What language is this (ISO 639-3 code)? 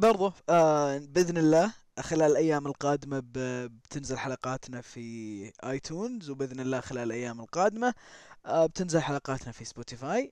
ara